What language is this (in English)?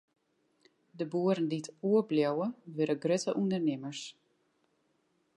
Western Frisian